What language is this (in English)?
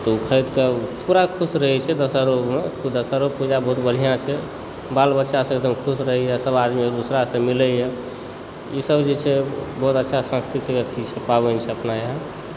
Maithili